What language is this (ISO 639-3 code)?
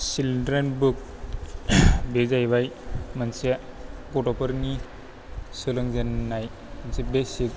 brx